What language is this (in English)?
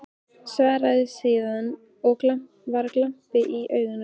Icelandic